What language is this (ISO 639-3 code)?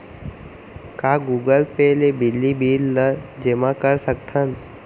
hne